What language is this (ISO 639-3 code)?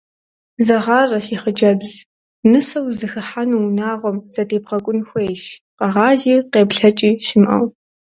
kbd